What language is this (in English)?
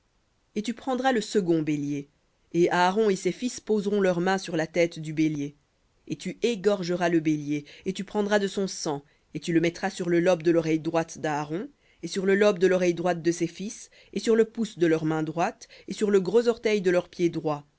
French